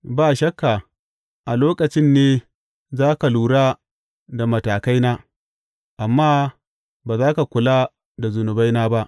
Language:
Hausa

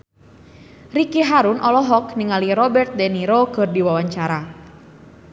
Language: Sundanese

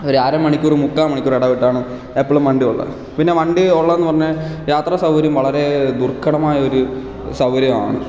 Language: Malayalam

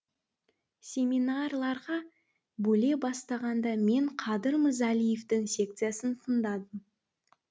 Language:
Kazakh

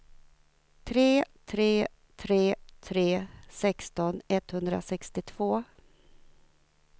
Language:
Swedish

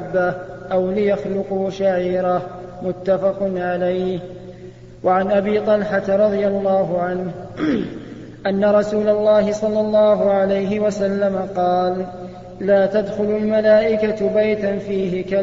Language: Arabic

